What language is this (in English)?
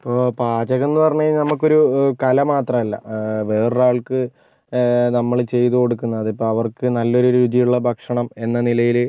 Malayalam